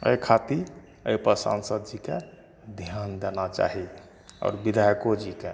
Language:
Maithili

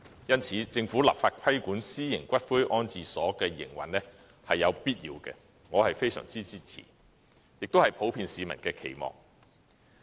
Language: Cantonese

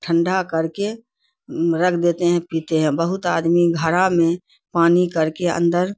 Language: Urdu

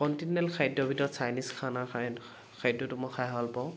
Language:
Assamese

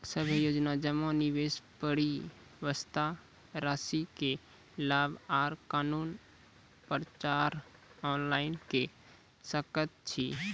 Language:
Maithili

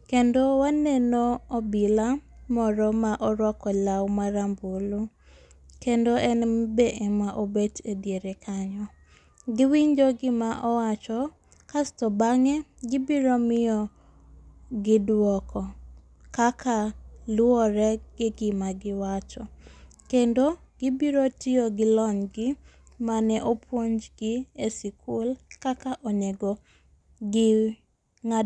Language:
Luo (Kenya and Tanzania)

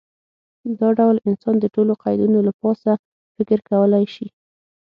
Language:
Pashto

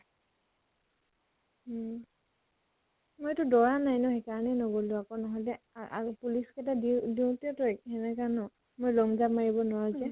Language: Assamese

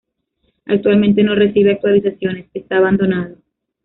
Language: Spanish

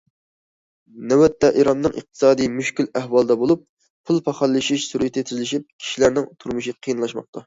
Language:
Uyghur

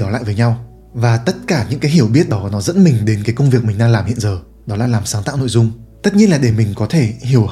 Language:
Vietnamese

